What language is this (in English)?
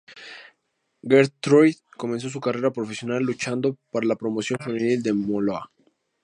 Spanish